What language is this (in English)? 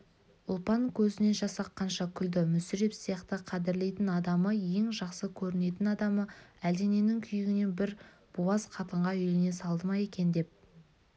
Kazakh